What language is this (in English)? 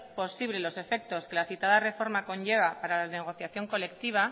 Spanish